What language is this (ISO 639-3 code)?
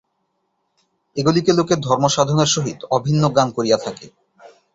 ben